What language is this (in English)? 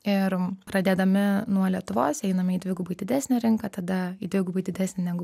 Lithuanian